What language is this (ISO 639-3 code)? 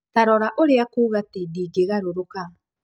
kik